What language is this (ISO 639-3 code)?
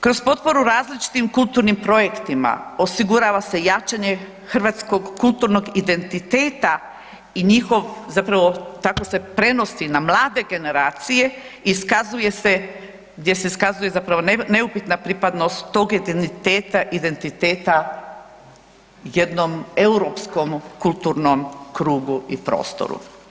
hrv